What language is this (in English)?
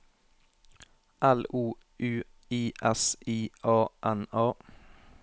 Norwegian